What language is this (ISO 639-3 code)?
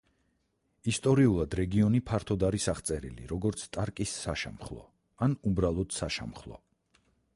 kat